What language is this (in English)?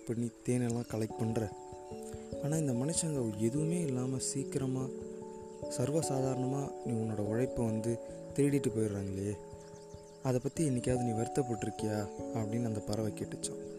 Tamil